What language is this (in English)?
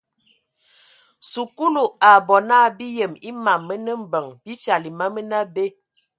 Ewondo